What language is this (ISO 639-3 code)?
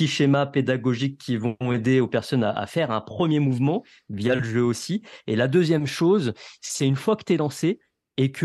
fra